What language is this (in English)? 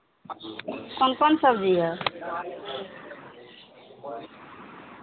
Maithili